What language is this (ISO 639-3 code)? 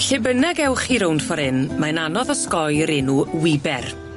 cym